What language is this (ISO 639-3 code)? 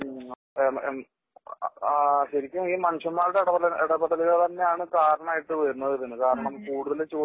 mal